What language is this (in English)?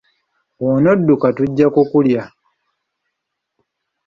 Ganda